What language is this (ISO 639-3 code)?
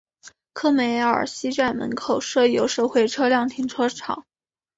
zho